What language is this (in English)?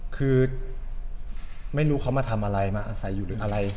Thai